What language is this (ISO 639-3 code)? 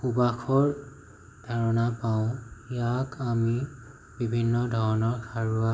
asm